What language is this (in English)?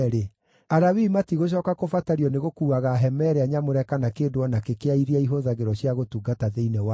Kikuyu